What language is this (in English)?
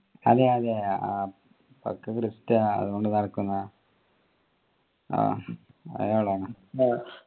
Malayalam